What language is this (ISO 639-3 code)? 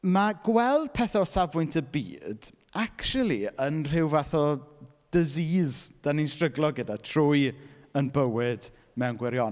cym